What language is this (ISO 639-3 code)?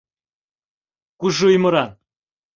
chm